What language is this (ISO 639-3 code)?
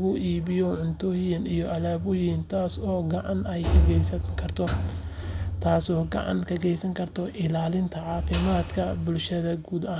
som